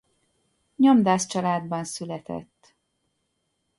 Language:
Hungarian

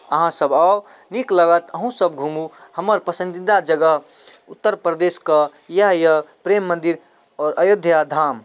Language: Maithili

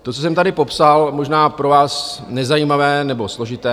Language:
Czech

